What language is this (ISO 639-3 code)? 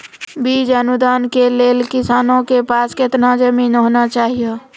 mai